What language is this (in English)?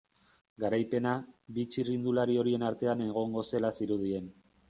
Basque